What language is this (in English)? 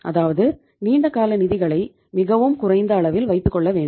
Tamil